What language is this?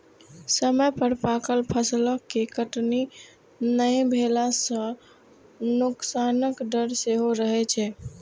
Maithili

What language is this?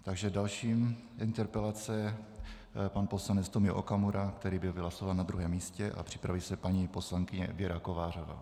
Czech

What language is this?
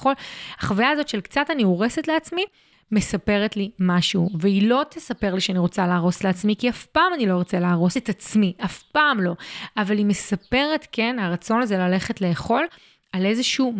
Hebrew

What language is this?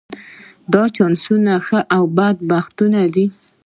Pashto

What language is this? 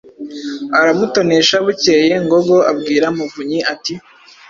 Kinyarwanda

